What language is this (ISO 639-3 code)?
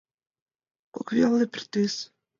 chm